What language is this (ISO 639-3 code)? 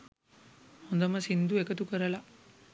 sin